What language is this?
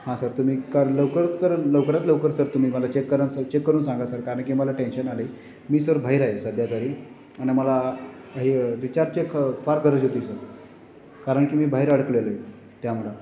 Marathi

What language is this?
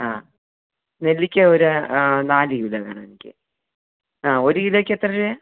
Malayalam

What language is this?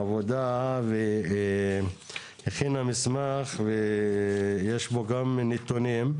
Hebrew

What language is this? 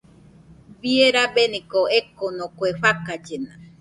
Nüpode Huitoto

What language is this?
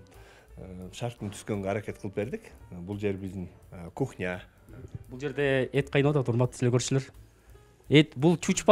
Turkish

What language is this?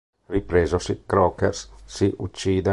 Italian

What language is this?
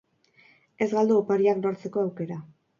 Basque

